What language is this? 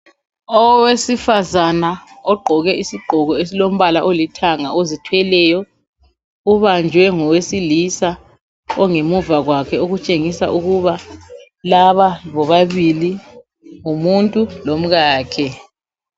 North Ndebele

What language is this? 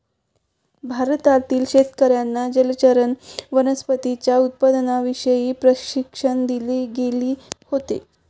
Marathi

